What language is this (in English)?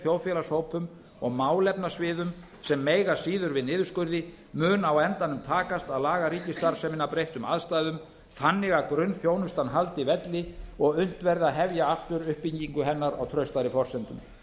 Icelandic